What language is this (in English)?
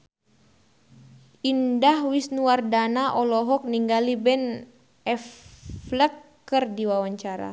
Sundanese